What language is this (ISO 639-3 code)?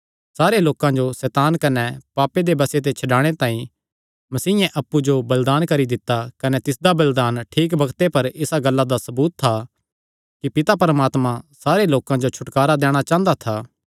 xnr